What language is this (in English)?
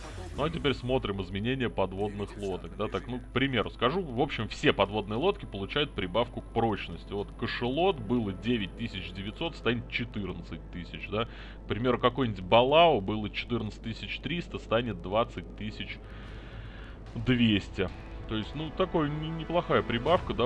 Russian